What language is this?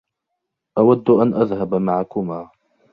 Arabic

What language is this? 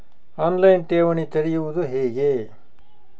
Kannada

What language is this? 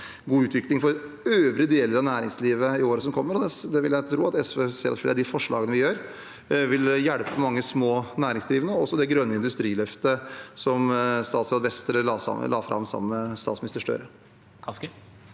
Norwegian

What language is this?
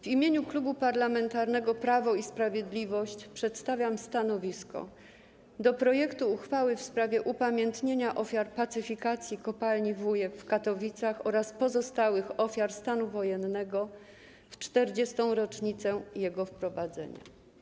Polish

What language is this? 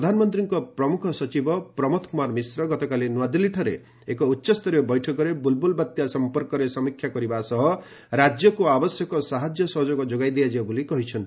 Odia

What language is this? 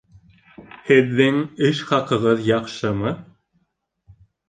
Bashkir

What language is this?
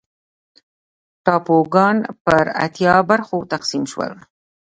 Pashto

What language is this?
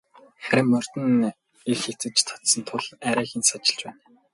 Mongolian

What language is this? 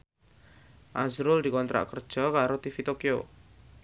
Javanese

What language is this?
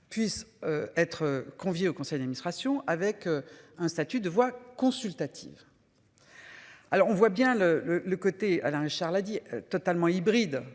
French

